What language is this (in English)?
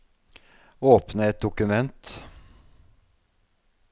Norwegian